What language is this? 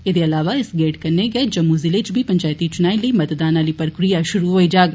Dogri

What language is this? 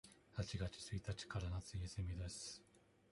Japanese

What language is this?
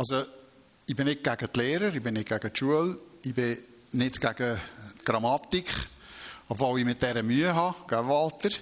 German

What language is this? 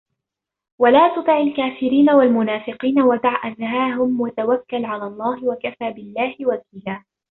Arabic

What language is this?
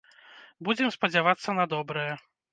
Belarusian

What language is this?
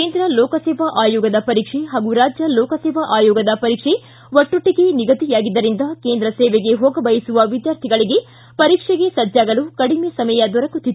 Kannada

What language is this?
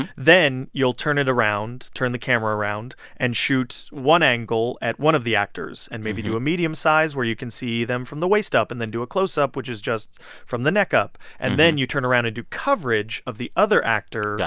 English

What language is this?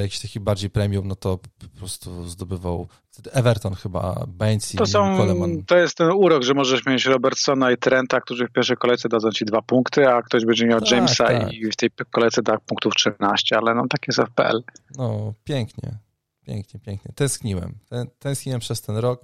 Polish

